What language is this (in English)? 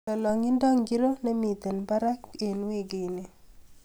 Kalenjin